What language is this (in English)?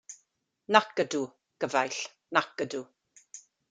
Welsh